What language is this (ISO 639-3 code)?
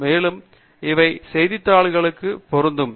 tam